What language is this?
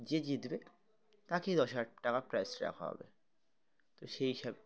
Bangla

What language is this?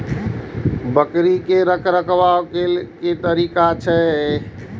Maithili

